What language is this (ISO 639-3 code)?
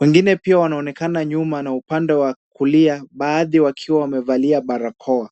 swa